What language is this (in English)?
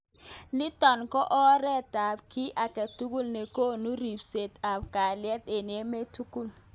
Kalenjin